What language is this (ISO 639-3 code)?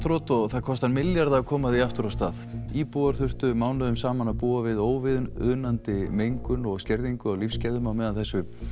isl